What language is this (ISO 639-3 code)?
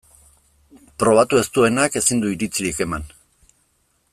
eus